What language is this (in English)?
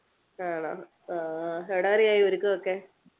Malayalam